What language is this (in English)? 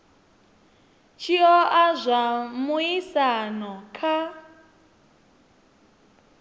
Venda